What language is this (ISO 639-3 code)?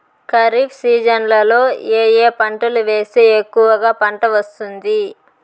tel